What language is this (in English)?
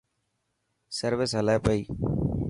Dhatki